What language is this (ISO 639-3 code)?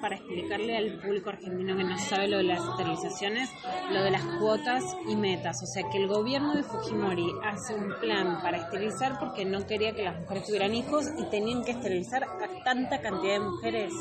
spa